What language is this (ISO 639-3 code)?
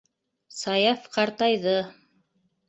bak